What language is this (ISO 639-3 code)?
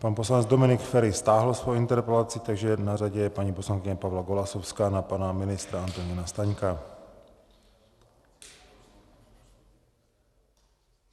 ces